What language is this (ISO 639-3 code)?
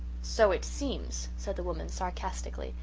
eng